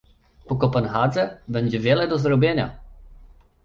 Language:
Polish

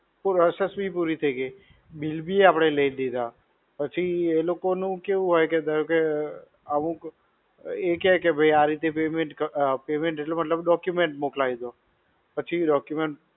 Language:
Gujarati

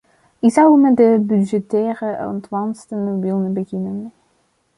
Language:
Dutch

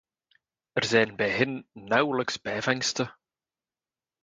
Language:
Dutch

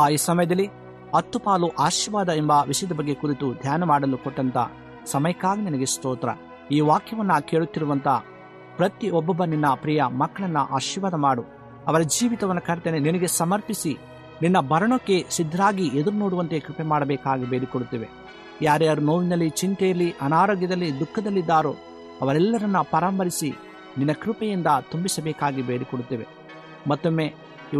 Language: Kannada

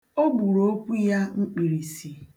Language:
Igbo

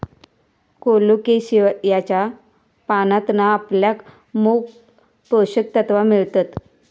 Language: Marathi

